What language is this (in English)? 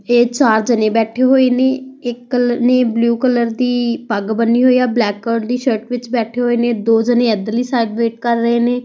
Punjabi